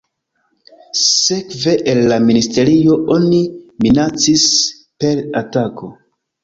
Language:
Esperanto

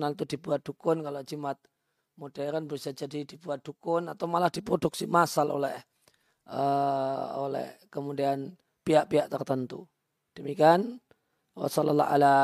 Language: Indonesian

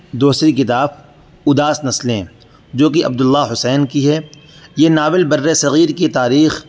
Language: Urdu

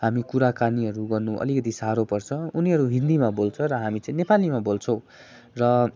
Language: Nepali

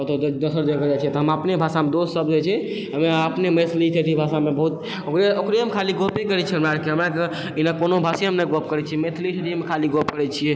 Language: Maithili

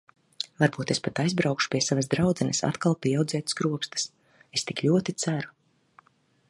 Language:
Latvian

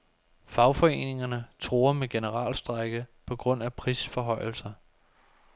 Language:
Danish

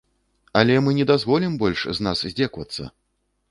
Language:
Belarusian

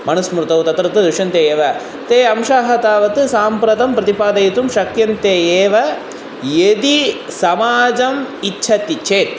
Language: Sanskrit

